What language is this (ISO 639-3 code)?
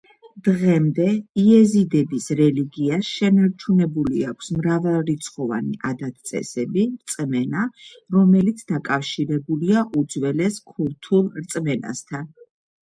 kat